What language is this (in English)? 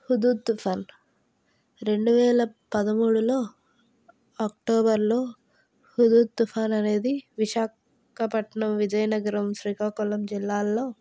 Telugu